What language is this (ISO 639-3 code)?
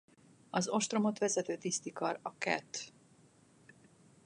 hun